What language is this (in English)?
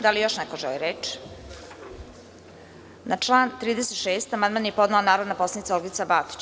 Serbian